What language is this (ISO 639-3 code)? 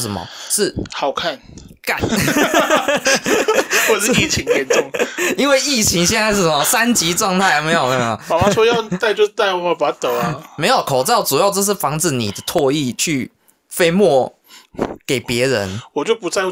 zho